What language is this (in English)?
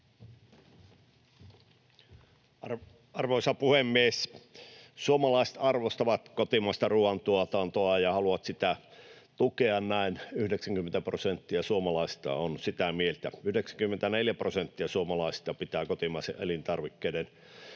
Finnish